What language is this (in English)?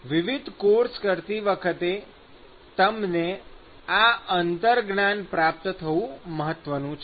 Gujarati